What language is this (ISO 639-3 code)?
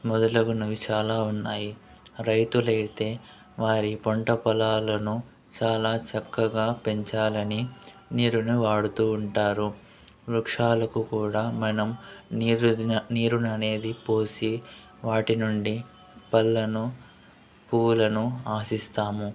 tel